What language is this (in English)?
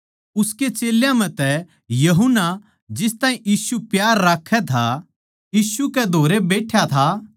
Haryanvi